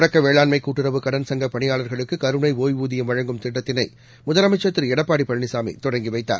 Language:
Tamil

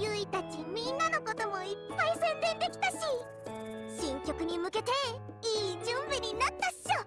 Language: Japanese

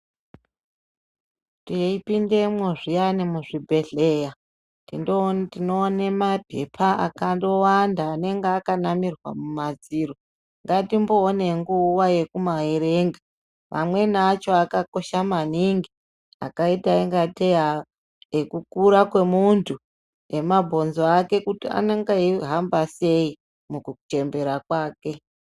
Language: Ndau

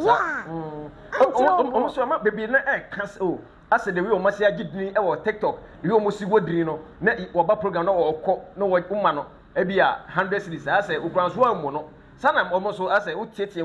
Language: English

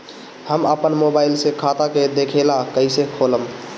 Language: Bhojpuri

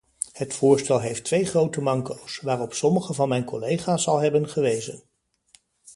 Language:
Dutch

